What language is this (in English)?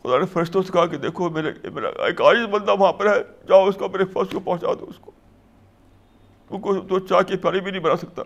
Urdu